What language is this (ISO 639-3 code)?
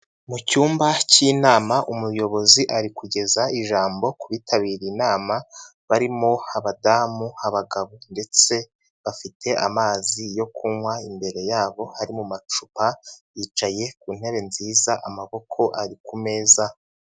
kin